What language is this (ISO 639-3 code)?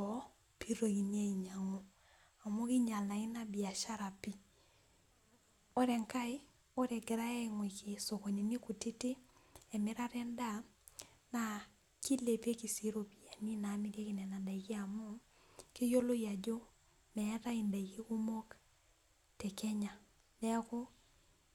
mas